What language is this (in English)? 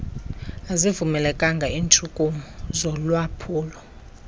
Xhosa